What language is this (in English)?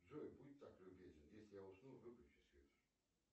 Russian